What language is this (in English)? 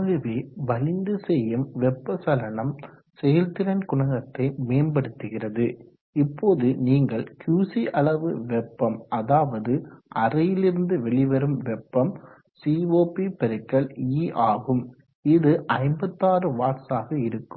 Tamil